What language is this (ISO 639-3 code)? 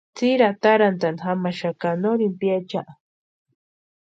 pua